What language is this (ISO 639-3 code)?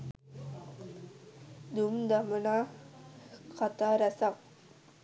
sin